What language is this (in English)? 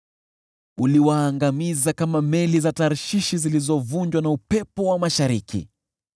Swahili